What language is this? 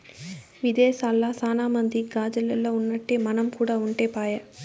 Telugu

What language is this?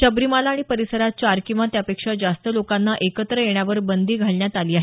Marathi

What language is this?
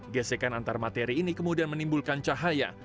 Indonesian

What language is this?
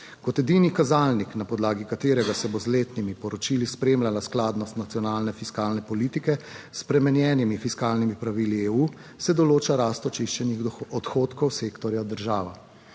Slovenian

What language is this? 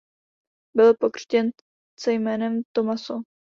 Czech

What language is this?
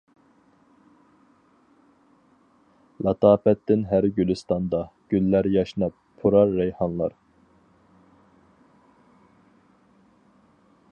Uyghur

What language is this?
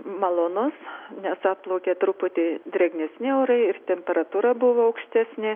Lithuanian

